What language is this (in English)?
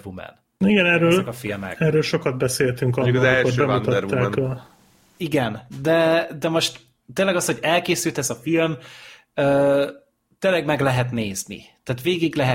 Hungarian